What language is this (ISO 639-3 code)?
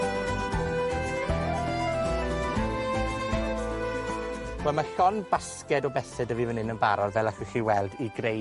cym